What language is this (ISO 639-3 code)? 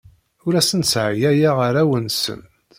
kab